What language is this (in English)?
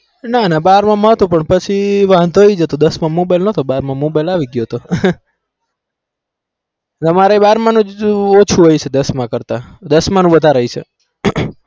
Gujarati